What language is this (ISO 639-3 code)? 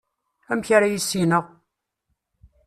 kab